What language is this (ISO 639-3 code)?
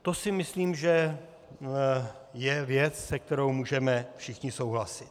ces